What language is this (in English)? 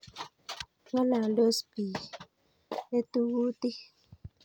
Kalenjin